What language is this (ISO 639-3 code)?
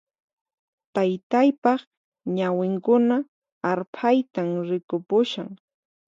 qxp